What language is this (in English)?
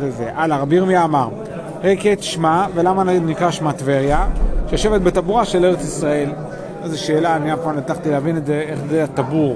Hebrew